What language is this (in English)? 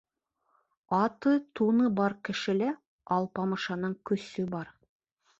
Bashkir